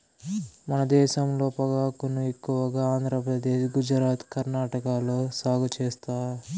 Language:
Telugu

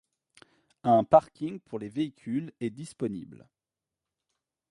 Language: French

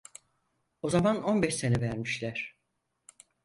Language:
Turkish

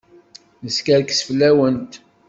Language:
Kabyle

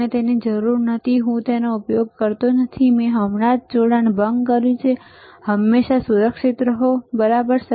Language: Gujarati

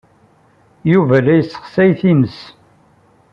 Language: Kabyle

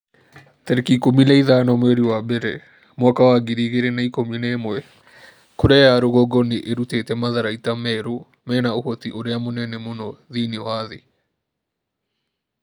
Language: Kikuyu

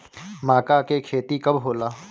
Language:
Bhojpuri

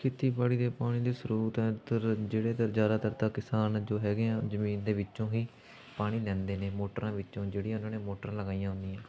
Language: Punjabi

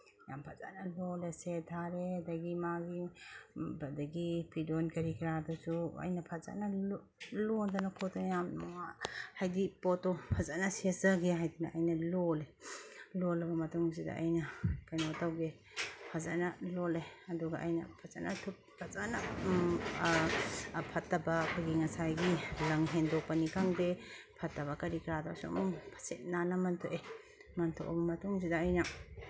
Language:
Manipuri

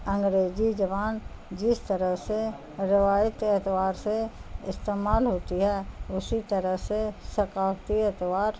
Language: Urdu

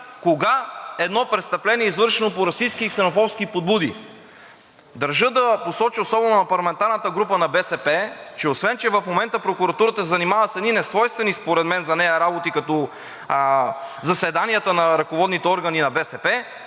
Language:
Bulgarian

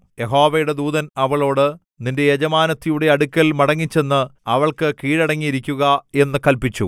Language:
Malayalam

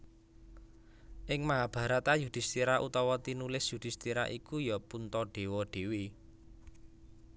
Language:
Javanese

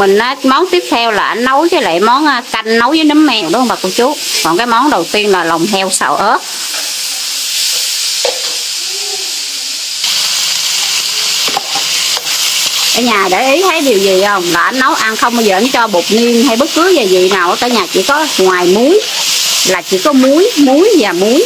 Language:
Vietnamese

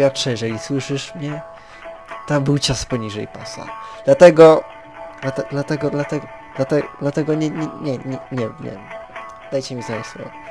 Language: Polish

